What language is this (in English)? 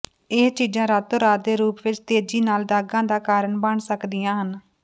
Punjabi